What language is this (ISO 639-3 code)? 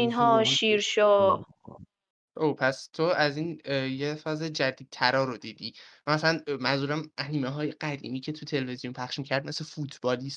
fas